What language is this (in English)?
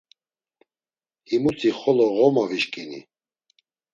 Laz